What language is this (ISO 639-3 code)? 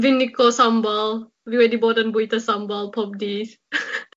cym